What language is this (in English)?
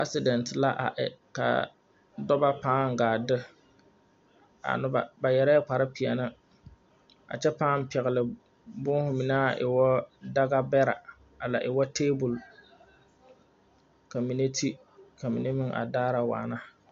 Southern Dagaare